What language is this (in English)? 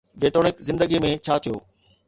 Sindhi